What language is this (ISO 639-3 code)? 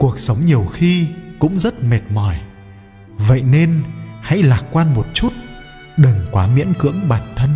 vie